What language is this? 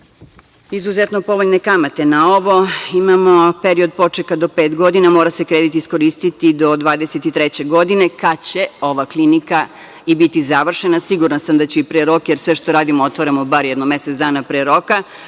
Serbian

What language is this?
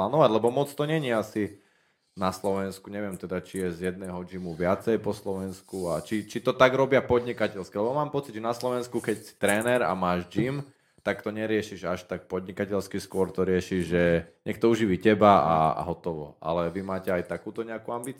Slovak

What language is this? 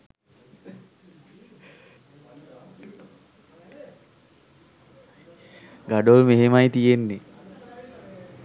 Sinhala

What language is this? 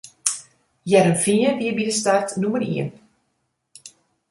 Western Frisian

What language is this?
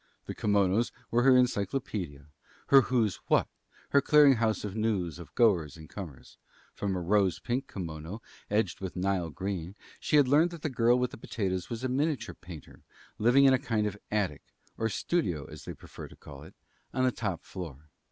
English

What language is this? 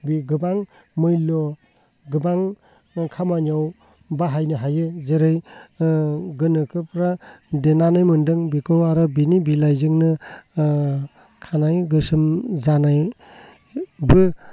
Bodo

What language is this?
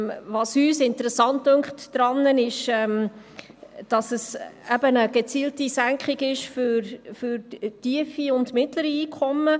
Swiss German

